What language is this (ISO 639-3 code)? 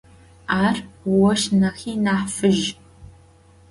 ady